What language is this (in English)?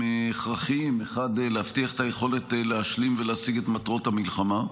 Hebrew